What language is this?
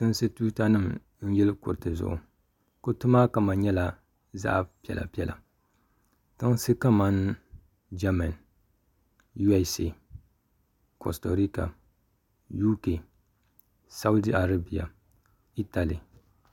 Dagbani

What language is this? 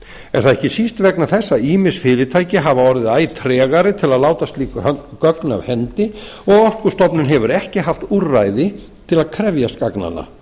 Icelandic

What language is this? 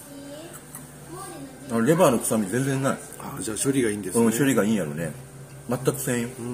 Japanese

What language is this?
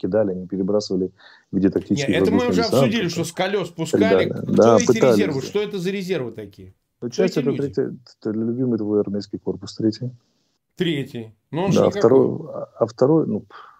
Russian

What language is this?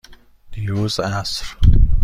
Persian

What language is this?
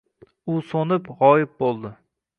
Uzbek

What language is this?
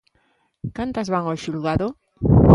Galician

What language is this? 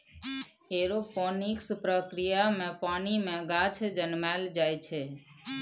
Maithili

